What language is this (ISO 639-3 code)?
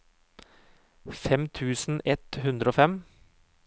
nor